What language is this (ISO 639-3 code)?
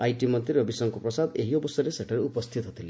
ori